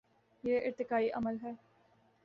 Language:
Urdu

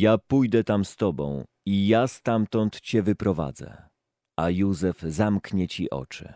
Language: Polish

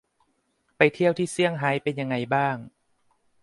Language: Thai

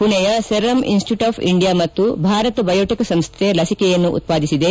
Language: Kannada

